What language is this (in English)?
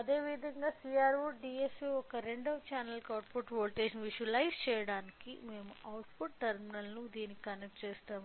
Telugu